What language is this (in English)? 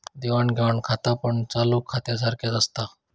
Marathi